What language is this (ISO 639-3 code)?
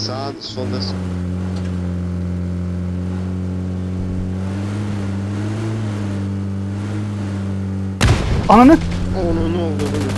tur